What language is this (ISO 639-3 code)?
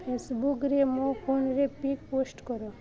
ori